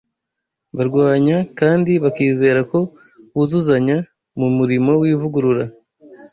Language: Kinyarwanda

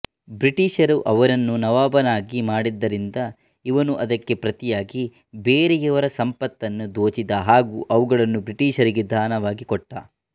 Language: Kannada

